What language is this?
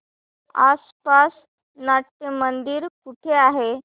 Marathi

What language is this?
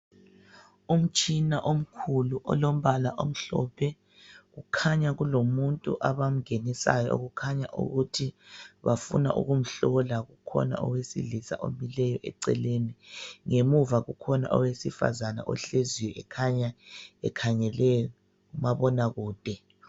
North Ndebele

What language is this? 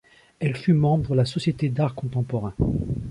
French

